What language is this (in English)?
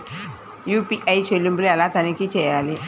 Telugu